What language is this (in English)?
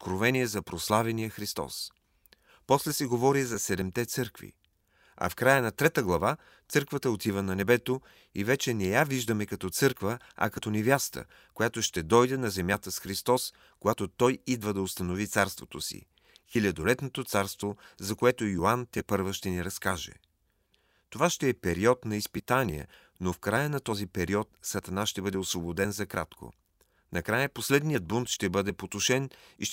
Bulgarian